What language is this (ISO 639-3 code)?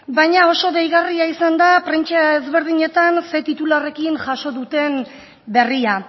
eus